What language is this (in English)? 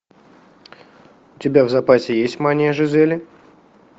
Russian